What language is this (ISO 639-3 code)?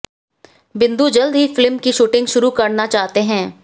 hin